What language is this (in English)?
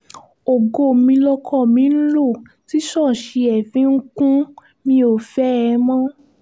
Yoruba